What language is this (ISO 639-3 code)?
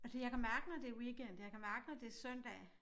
dan